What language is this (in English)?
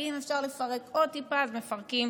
Hebrew